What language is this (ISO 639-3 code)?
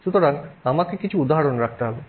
ben